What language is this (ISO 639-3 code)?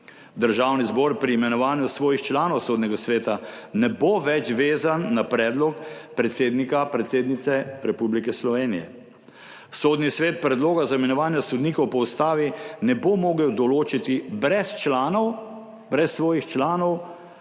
slv